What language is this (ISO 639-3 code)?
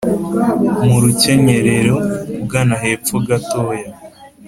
kin